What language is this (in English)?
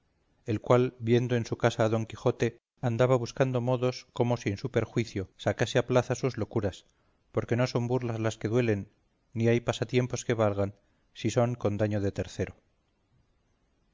Spanish